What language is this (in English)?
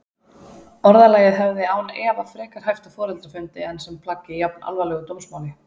Icelandic